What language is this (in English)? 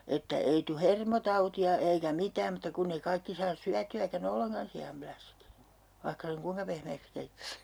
Finnish